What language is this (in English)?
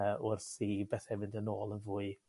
Welsh